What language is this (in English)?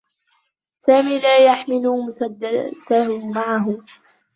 Arabic